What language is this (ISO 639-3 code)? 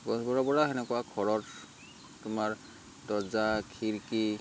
asm